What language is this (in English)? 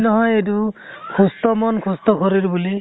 Assamese